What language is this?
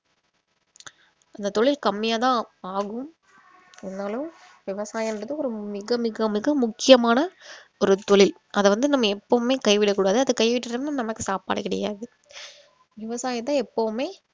Tamil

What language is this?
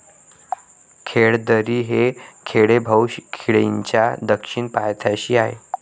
Marathi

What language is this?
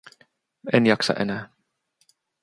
Finnish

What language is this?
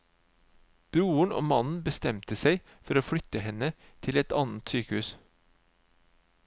Norwegian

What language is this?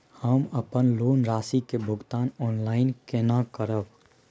Maithili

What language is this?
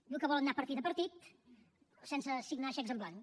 Catalan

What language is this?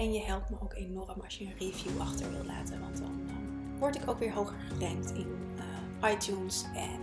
Dutch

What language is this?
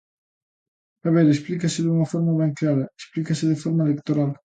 Galician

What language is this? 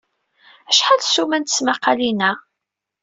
Kabyle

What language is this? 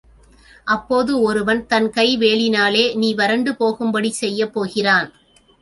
Tamil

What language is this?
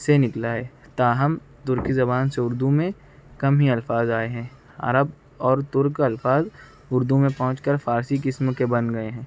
Urdu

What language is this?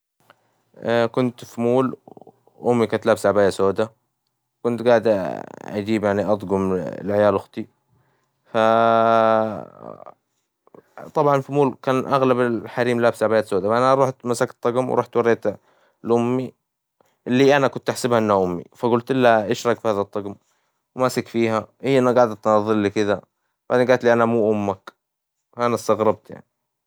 Hijazi Arabic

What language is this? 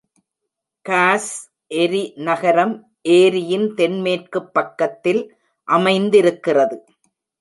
Tamil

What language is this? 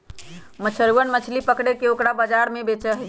Magahi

